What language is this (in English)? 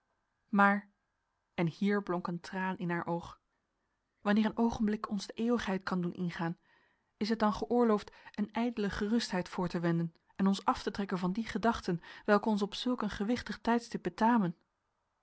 Dutch